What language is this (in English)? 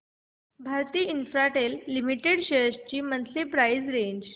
Marathi